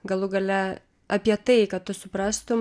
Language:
Lithuanian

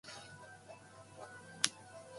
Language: Japanese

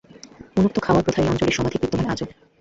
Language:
Bangla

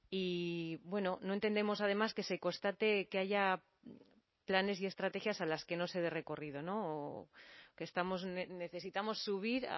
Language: Spanish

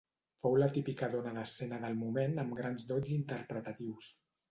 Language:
Catalan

